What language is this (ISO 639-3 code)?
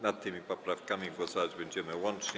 pol